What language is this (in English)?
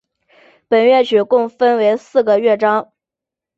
Chinese